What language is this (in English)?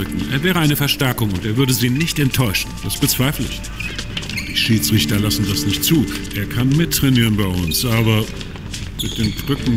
German